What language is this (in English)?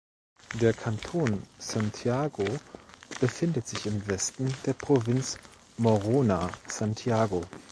German